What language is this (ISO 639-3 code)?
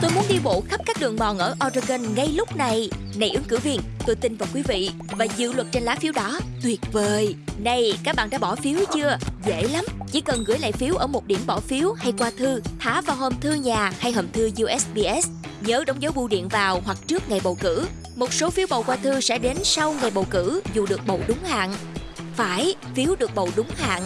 vie